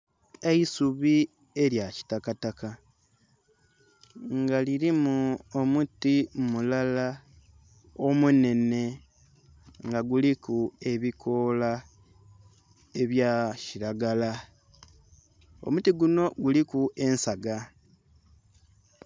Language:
Soga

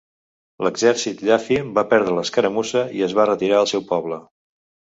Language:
Catalan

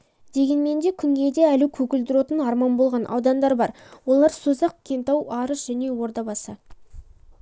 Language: Kazakh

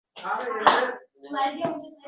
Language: Uzbek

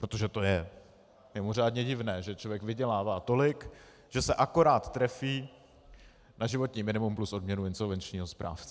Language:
Czech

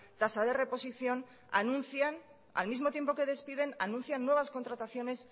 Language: Spanish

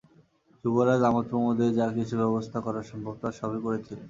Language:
Bangla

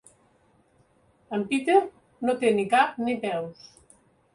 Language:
Catalan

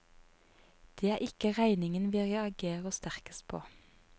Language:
Norwegian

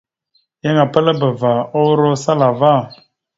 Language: Mada (Cameroon)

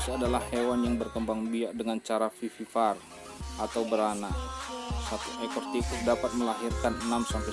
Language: Indonesian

